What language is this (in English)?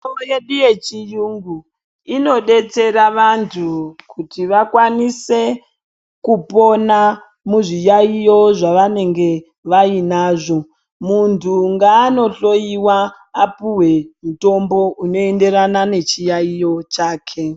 Ndau